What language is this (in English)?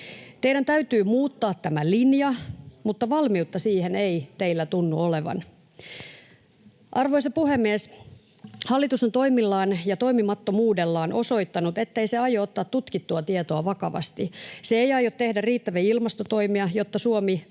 Finnish